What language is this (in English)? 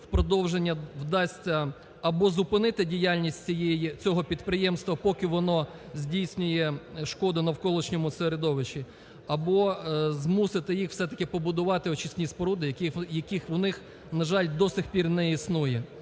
Ukrainian